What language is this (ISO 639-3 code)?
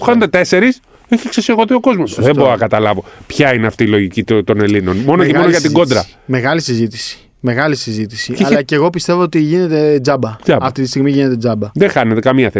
ell